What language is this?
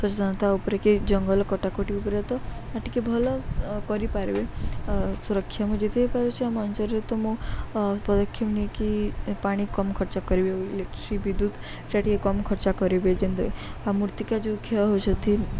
Odia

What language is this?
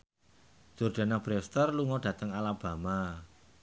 Javanese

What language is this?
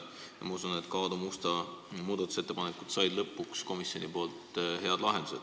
Estonian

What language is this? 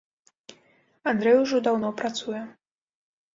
Belarusian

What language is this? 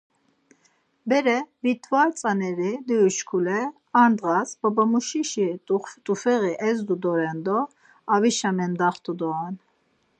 Laz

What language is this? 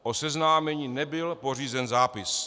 Czech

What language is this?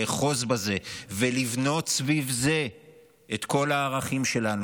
Hebrew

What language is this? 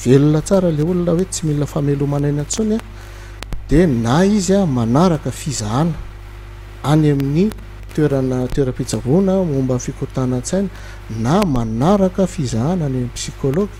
Romanian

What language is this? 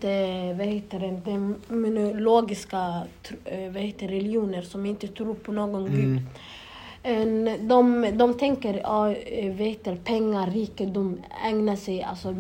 Swedish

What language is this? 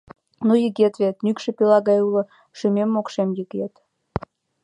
Mari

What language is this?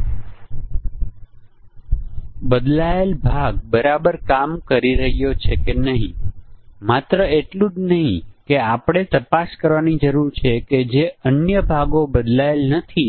Gujarati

